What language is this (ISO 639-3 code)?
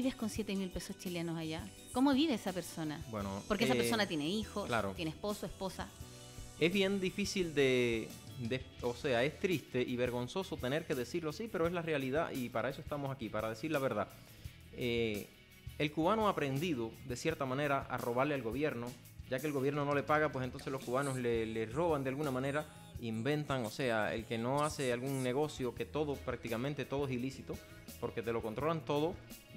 spa